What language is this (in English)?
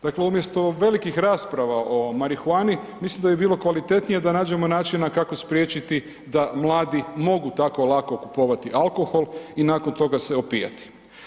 Croatian